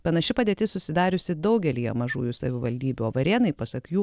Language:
Lithuanian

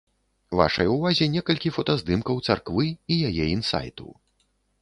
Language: Belarusian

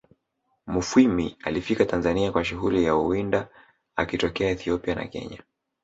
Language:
Swahili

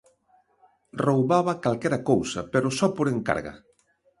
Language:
Galician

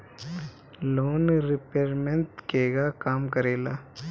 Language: Bhojpuri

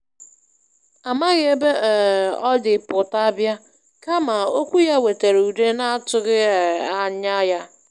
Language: Igbo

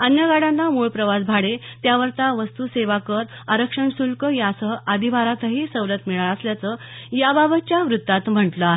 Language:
Marathi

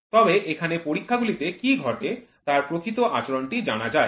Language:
Bangla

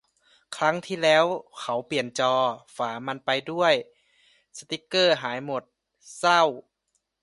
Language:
Thai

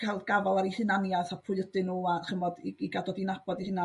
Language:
Welsh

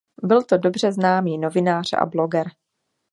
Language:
Czech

